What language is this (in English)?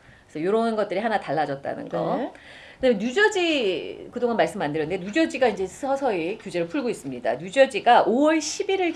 Korean